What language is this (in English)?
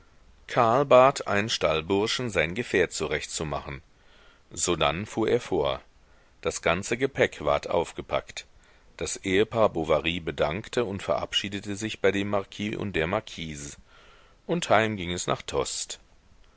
German